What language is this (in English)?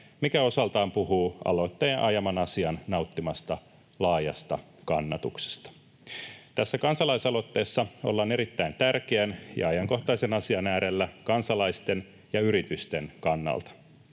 Finnish